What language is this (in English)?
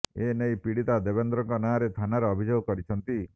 Odia